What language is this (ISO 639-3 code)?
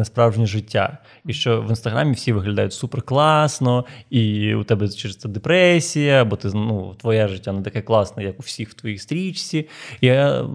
ukr